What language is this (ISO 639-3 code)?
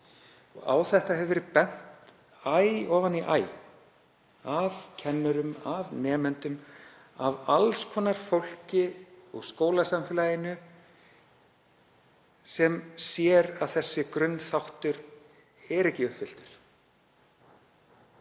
isl